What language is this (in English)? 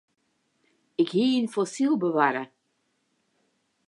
Western Frisian